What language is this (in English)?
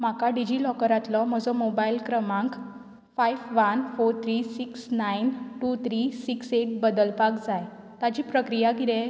Konkani